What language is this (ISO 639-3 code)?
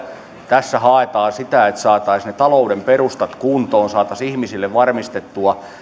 fin